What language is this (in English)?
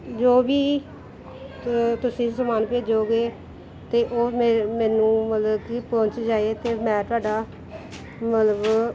Punjabi